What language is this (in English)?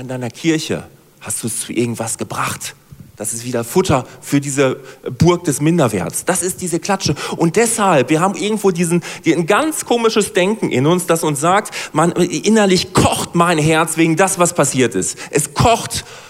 German